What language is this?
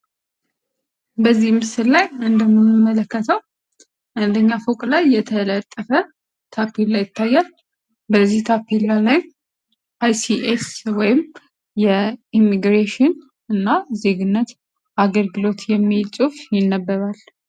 Amharic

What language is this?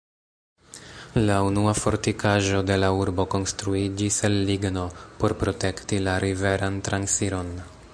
Esperanto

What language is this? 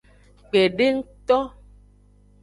Aja (Benin)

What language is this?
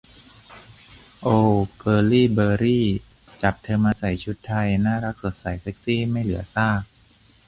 Thai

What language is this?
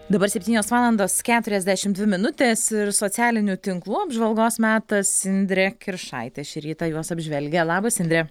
Lithuanian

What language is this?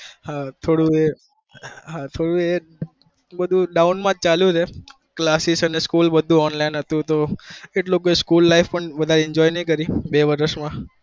Gujarati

